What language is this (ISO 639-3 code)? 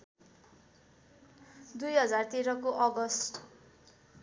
nep